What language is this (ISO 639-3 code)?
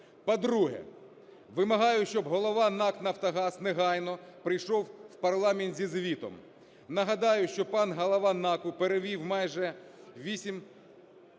ukr